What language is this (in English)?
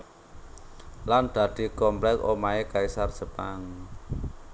Javanese